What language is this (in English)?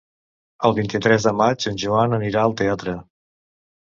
Catalan